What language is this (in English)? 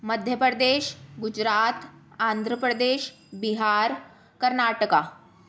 Sindhi